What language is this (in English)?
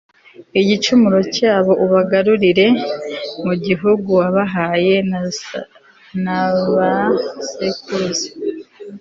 Kinyarwanda